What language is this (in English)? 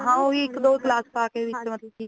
Punjabi